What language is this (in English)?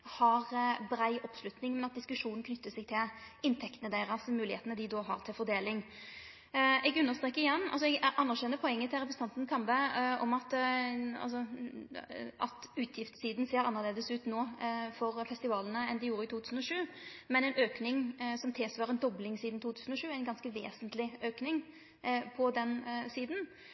Norwegian Nynorsk